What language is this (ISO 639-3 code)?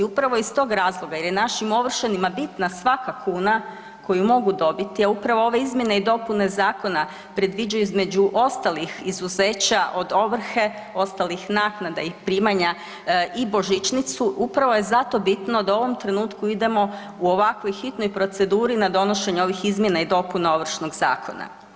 hrv